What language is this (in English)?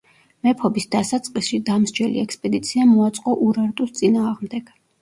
Georgian